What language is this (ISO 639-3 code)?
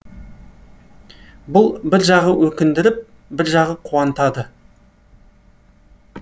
kaz